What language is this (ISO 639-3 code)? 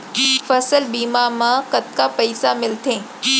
hne